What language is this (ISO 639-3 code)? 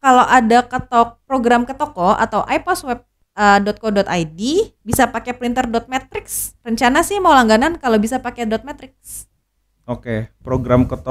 ind